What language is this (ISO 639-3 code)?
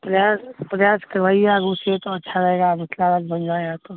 mai